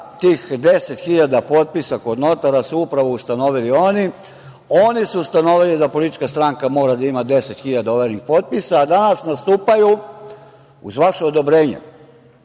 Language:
Serbian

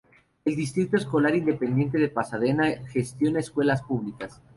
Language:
Spanish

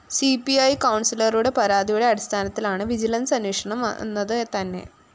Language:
Malayalam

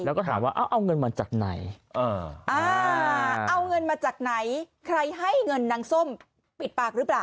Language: Thai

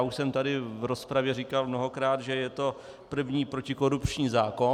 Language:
Czech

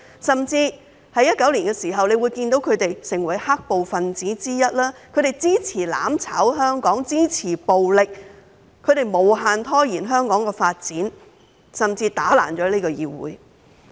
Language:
Cantonese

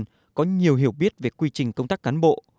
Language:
Vietnamese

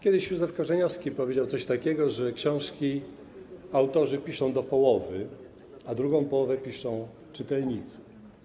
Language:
Polish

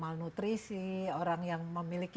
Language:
Indonesian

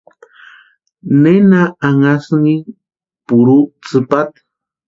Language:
Western Highland Purepecha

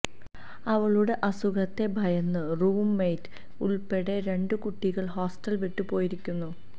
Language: Malayalam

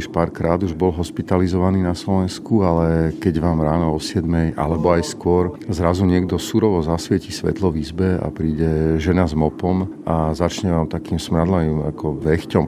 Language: Slovak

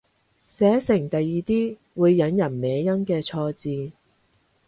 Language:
Cantonese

